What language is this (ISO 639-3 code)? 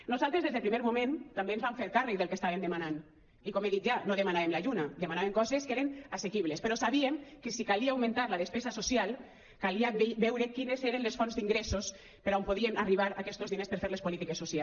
cat